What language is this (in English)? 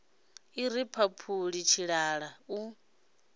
Venda